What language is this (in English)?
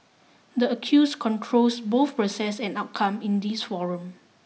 English